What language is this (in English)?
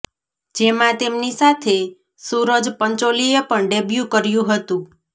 Gujarati